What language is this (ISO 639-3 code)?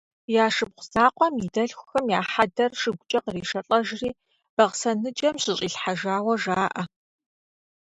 kbd